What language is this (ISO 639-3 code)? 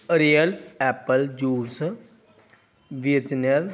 pan